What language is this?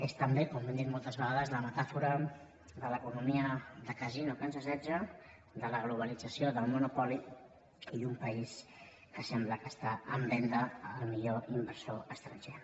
Catalan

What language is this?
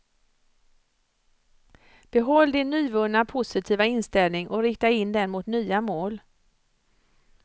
Swedish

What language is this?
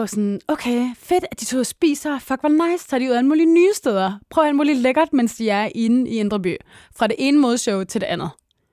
Danish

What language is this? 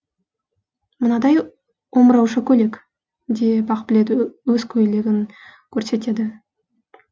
Kazakh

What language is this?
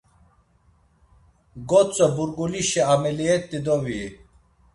Laz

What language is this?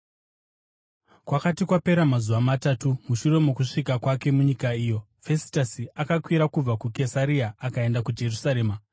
Shona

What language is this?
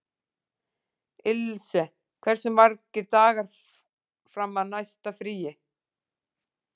Icelandic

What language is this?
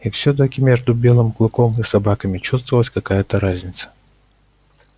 Russian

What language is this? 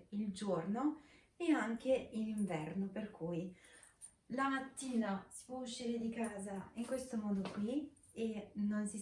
Italian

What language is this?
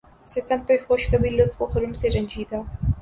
Urdu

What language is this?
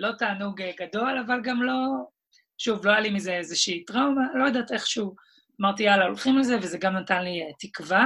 Hebrew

